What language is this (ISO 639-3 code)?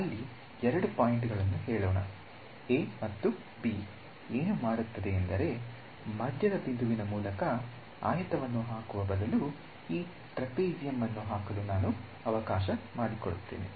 kan